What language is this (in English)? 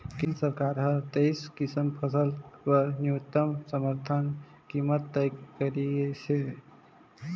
Chhattisgarhi